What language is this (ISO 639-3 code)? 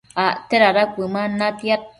mcf